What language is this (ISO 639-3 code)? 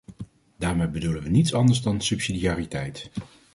nld